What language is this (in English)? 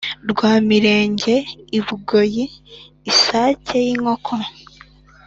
Kinyarwanda